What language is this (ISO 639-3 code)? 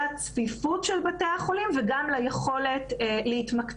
heb